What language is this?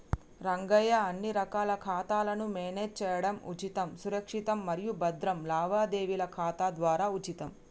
Telugu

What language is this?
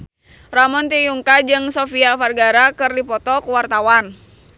Sundanese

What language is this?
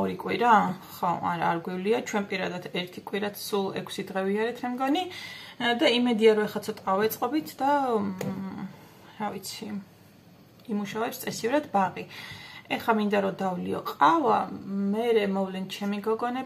Romanian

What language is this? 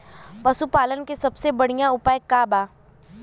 Bhojpuri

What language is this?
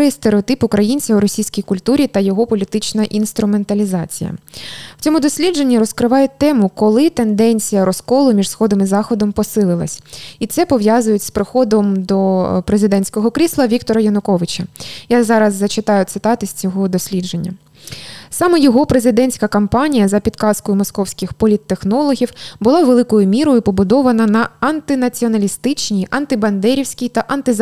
Ukrainian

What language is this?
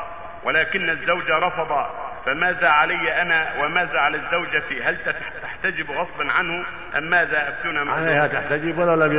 Arabic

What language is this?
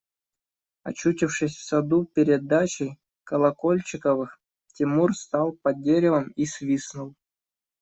Russian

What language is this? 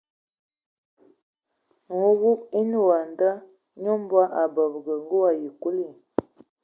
Ewondo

